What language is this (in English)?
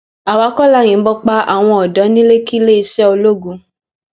Yoruba